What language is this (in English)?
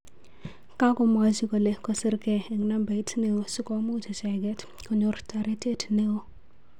Kalenjin